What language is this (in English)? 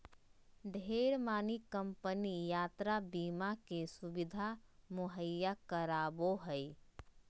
Magahi